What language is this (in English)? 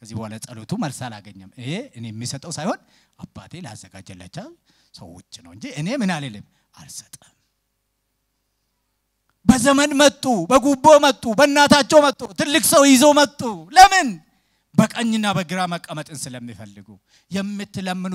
Arabic